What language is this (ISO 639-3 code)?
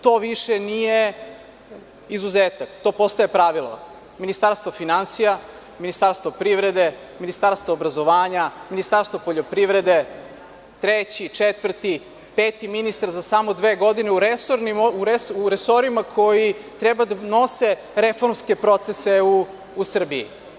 srp